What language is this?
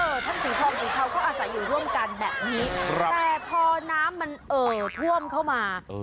Thai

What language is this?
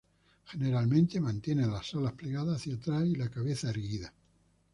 Spanish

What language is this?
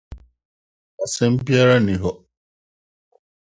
Akan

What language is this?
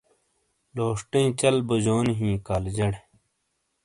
Shina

